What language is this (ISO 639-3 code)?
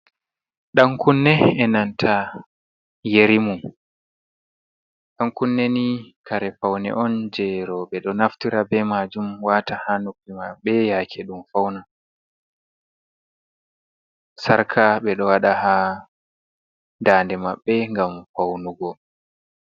ful